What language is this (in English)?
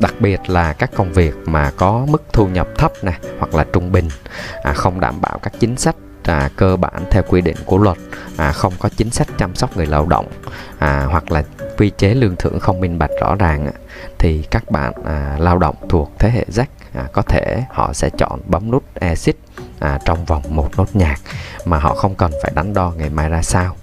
Vietnamese